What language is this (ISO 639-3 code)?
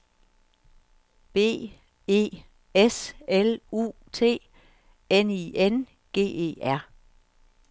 dan